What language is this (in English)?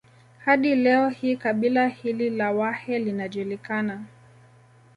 Swahili